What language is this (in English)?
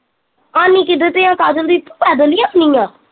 Punjabi